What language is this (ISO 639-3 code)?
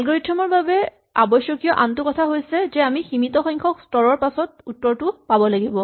asm